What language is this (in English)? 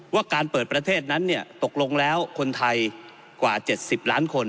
Thai